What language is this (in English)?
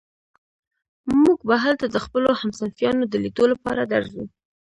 Pashto